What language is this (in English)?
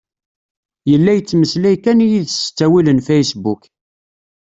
Kabyle